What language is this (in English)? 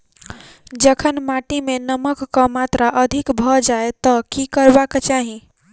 Maithili